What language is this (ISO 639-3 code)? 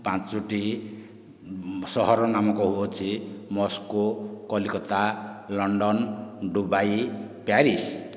ori